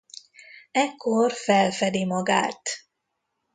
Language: Hungarian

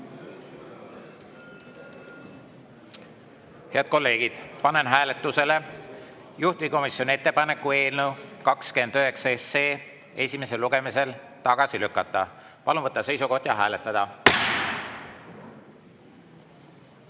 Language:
Estonian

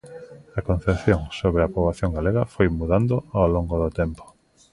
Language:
Galician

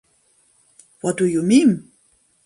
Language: German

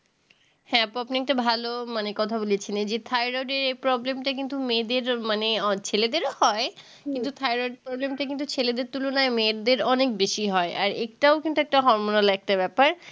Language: Bangla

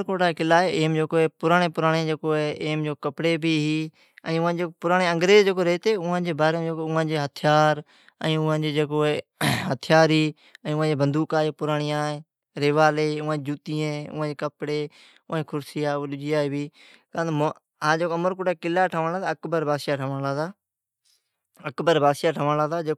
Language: Od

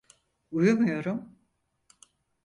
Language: Turkish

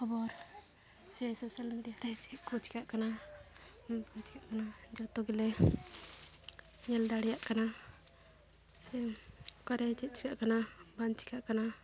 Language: Santali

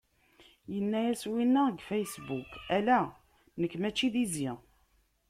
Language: Kabyle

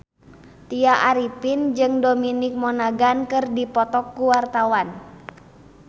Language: Sundanese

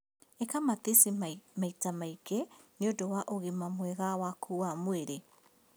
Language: Kikuyu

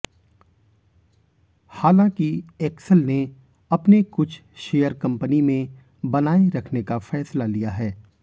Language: Hindi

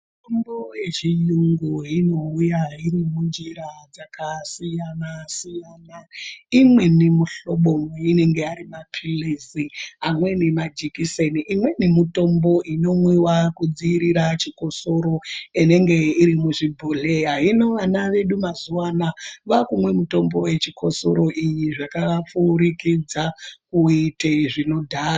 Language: Ndau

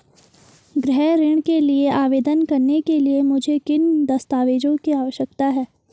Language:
Hindi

